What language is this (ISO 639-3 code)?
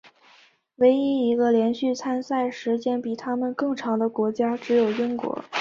zho